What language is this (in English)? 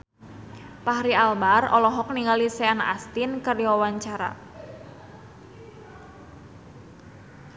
Sundanese